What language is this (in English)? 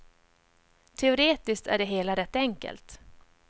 Swedish